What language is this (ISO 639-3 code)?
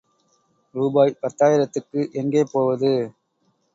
tam